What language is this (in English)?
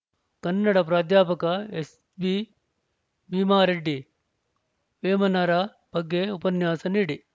Kannada